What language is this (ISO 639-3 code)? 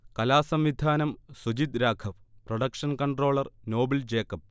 mal